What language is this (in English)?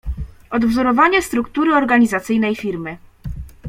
Polish